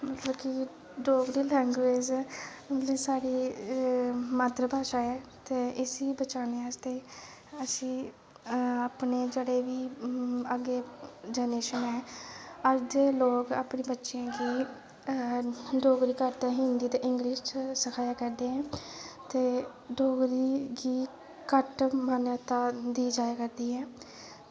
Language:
Dogri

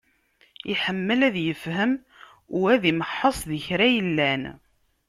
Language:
Kabyle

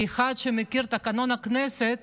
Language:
Hebrew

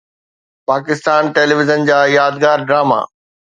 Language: Sindhi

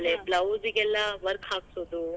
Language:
Kannada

